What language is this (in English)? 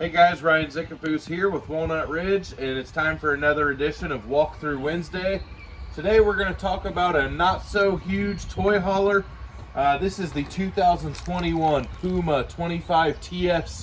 English